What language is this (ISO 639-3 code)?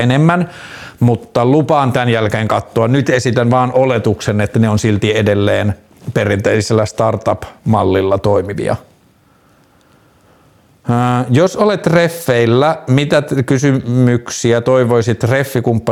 fin